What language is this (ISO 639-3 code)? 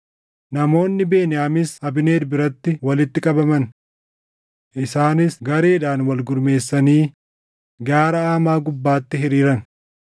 orm